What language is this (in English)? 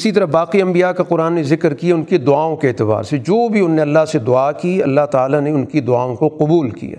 Urdu